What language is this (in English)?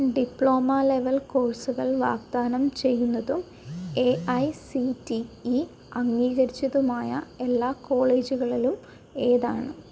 Malayalam